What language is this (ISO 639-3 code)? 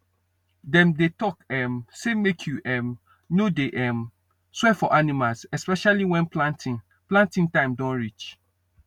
pcm